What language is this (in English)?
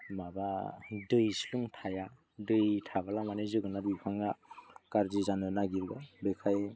Bodo